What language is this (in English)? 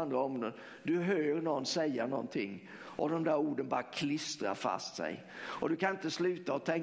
Swedish